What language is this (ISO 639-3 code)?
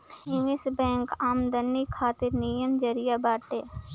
bho